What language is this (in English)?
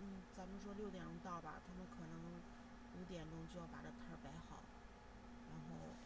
Chinese